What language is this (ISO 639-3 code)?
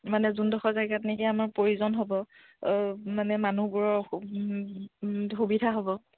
asm